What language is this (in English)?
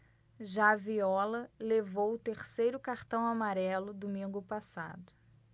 Portuguese